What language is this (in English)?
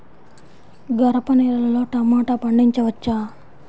Telugu